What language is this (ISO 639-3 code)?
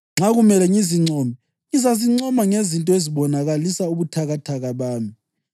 nde